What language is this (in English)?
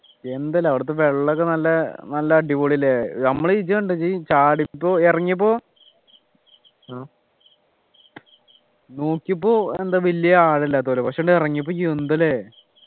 Malayalam